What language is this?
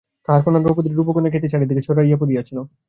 Bangla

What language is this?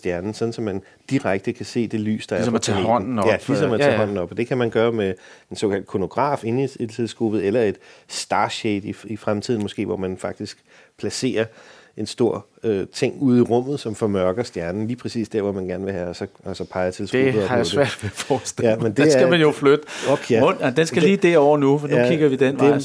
Danish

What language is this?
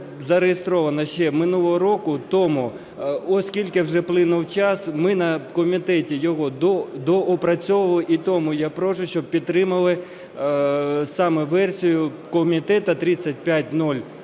Ukrainian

